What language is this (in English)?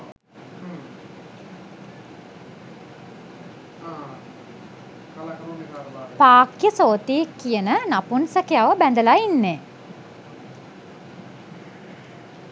Sinhala